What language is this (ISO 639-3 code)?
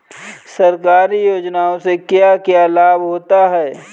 hin